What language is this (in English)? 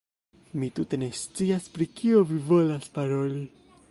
Esperanto